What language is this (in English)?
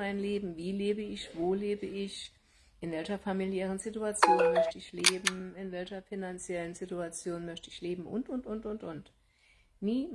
German